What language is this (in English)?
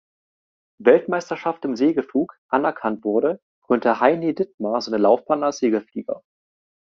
German